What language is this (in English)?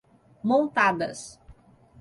Portuguese